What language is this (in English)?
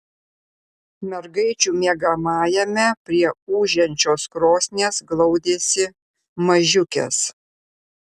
Lithuanian